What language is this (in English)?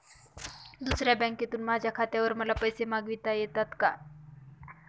Marathi